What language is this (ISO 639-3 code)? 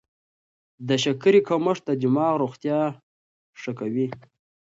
pus